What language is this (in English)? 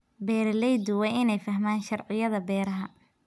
Somali